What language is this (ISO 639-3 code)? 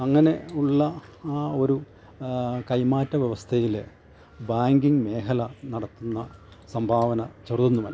mal